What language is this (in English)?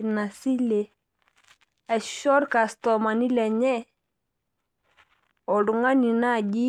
Masai